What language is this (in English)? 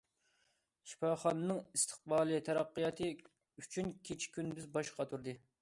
Uyghur